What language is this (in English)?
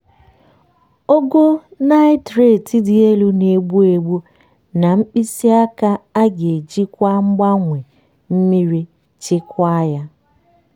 Igbo